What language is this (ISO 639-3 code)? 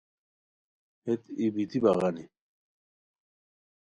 khw